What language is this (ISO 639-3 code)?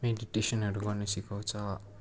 nep